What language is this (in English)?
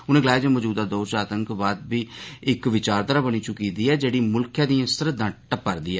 Dogri